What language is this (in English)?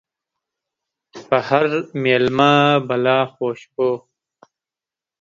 Pashto